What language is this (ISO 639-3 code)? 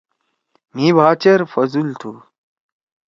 trw